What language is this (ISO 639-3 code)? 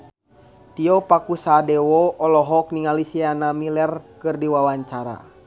sun